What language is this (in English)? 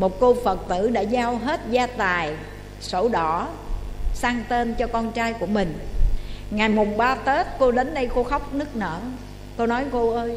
Vietnamese